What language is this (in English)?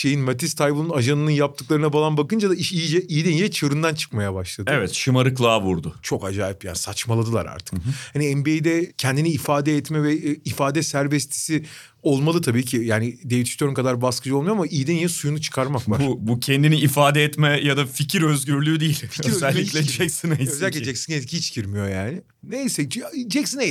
Turkish